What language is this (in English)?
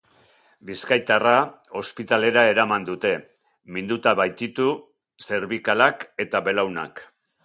Basque